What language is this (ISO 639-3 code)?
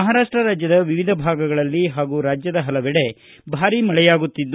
kan